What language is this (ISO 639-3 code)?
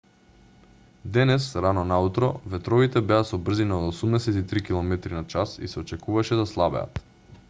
mkd